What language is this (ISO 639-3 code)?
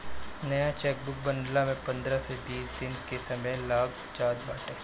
bho